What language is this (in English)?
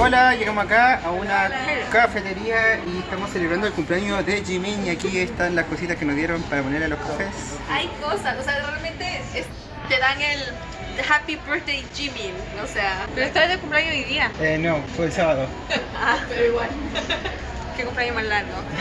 Spanish